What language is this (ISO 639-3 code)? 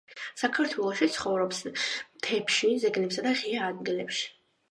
kat